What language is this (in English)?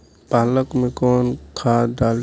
Bhojpuri